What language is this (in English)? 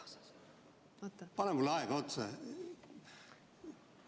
Estonian